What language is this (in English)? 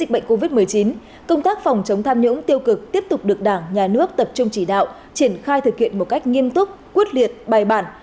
Vietnamese